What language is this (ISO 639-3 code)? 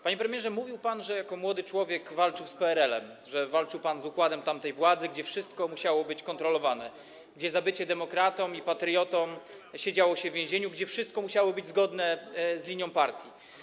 pol